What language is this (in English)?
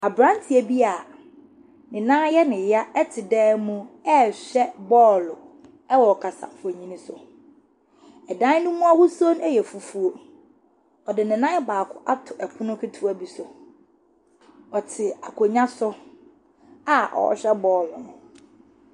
Akan